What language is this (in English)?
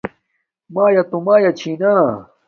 Domaaki